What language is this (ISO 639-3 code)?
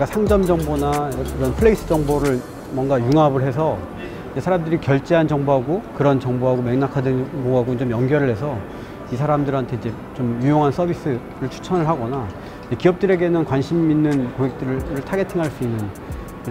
kor